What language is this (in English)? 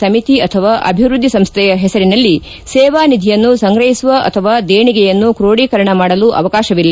Kannada